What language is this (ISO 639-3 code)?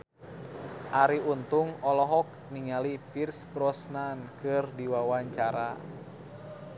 sun